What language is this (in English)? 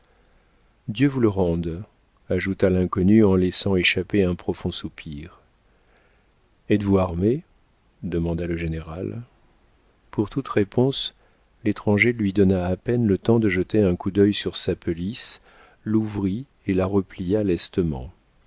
French